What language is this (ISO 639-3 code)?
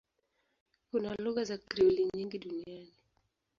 swa